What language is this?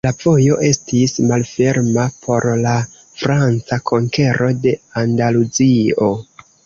Esperanto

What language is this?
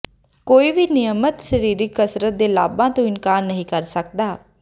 Punjabi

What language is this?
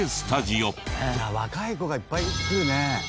Japanese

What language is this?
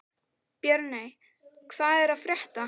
Icelandic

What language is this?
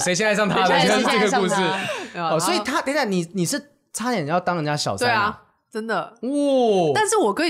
Chinese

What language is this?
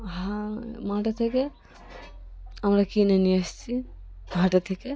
Bangla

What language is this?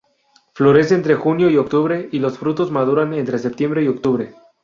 Spanish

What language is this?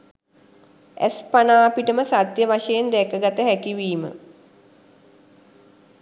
Sinhala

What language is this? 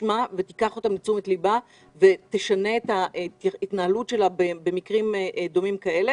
Hebrew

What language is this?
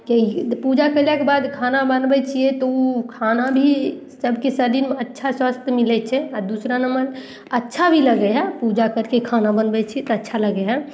Maithili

